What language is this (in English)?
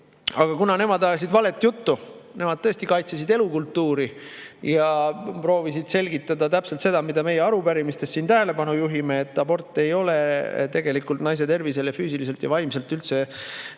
Estonian